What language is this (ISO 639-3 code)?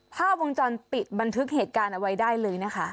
tha